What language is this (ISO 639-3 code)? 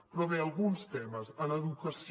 cat